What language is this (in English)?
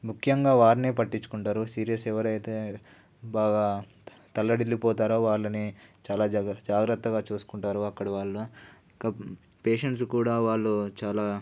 Telugu